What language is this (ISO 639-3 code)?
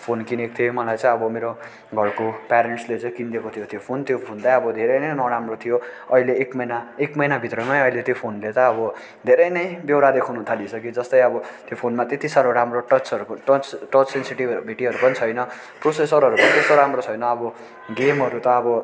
nep